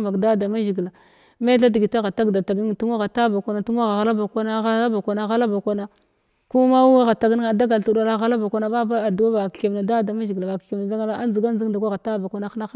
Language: Glavda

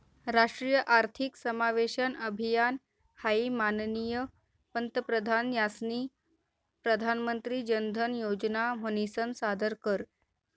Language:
Marathi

